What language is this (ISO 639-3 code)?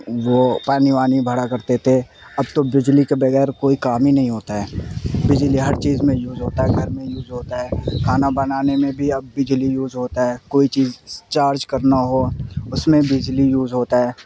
urd